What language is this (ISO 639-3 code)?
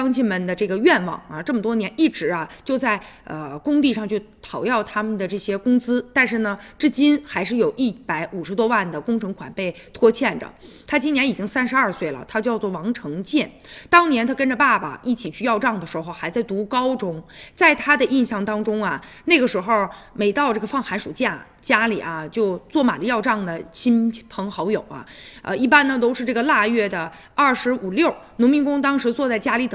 zho